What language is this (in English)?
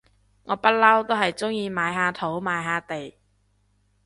Cantonese